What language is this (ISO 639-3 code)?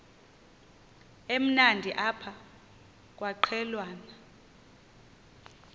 xho